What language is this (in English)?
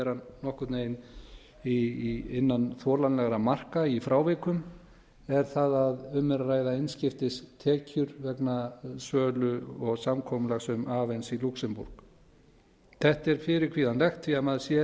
Icelandic